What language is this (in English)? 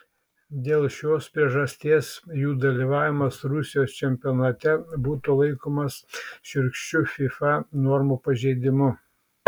Lithuanian